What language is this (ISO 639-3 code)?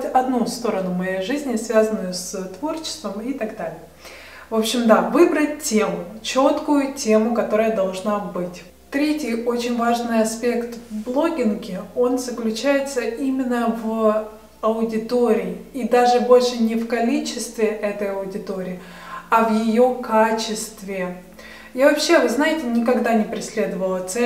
rus